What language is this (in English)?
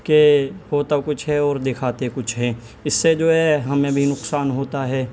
Urdu